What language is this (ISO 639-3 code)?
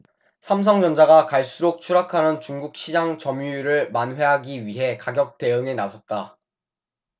kor